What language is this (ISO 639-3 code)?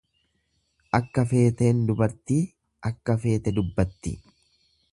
orm